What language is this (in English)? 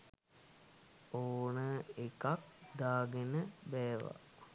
Sinhala